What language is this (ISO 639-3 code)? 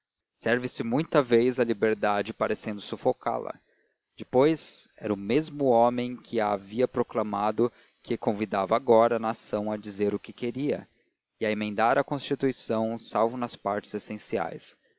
por